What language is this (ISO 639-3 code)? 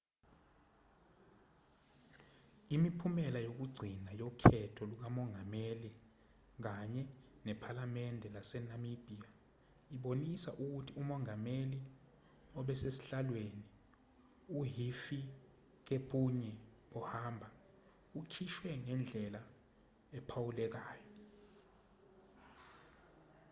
zul